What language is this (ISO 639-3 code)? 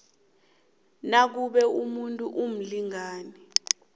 nbl